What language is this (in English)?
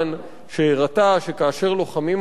Hebrew